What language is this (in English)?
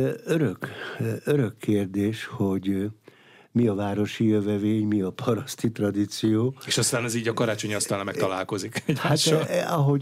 Hungarian